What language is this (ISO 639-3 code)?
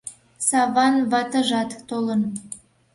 chm